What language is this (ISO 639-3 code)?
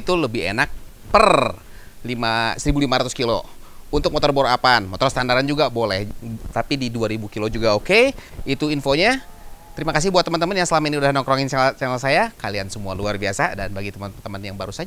ind